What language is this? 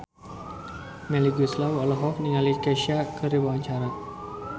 Sundanese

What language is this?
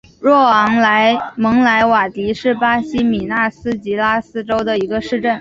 Chinese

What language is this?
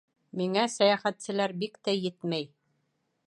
Bashkir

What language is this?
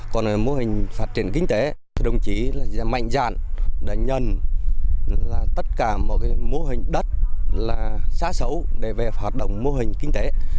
Vietnamese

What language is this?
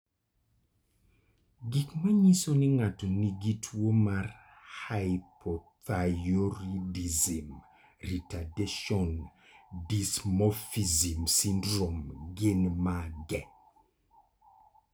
Luo (Kenya and Tanzania)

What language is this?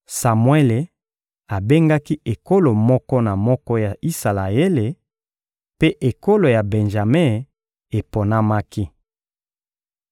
Lingala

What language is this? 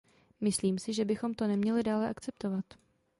Czech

